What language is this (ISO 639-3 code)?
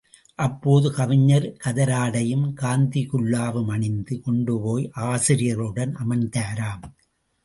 tam